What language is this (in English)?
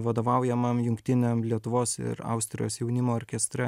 Lithuanian